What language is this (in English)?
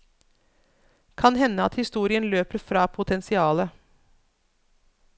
Norwegian